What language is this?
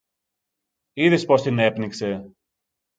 Greek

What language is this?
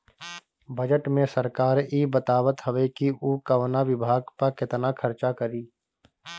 Bhojpuri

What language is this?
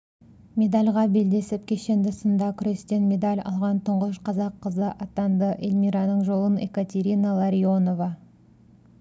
Kazakh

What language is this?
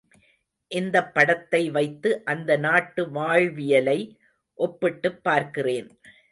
Tamil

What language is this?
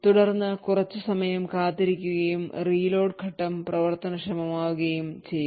Malayalam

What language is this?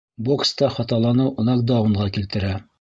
Bashkir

